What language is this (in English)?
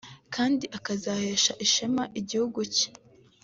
Kinyarwanda